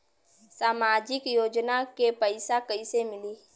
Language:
Bhojpuri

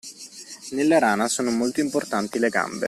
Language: Italian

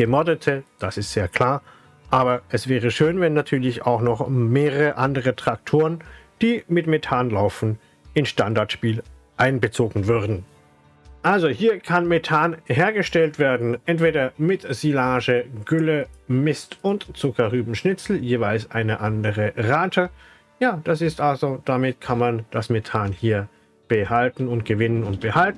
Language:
German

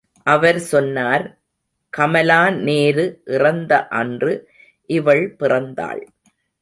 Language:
Tamil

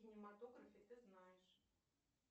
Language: Russian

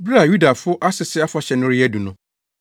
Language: Akan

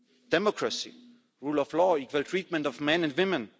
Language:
English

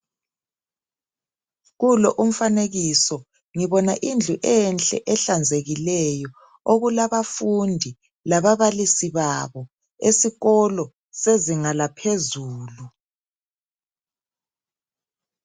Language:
North Ndebele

